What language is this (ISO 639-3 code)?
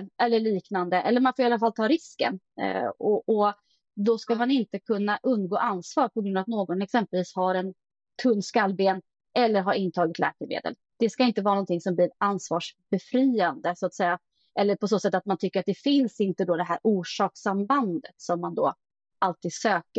swe